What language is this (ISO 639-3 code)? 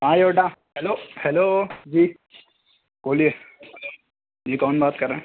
urd